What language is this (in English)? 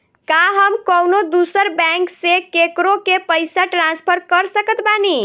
Bhojpuri